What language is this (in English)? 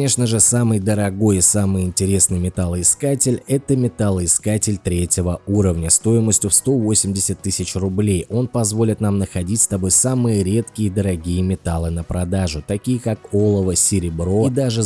Russian